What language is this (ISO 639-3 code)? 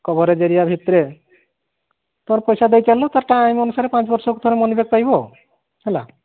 ori